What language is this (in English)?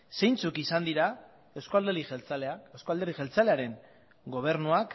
Basque